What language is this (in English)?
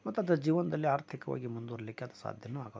Kannada